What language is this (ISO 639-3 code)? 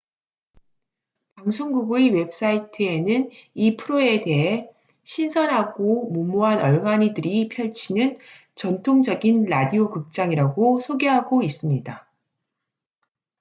kor